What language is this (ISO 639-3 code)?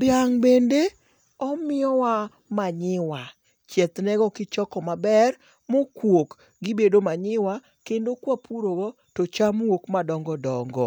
luo